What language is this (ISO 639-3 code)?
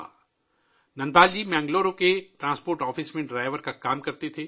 urd